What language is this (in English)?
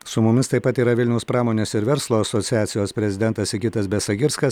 Lithuanian